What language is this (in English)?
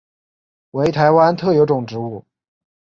Chinese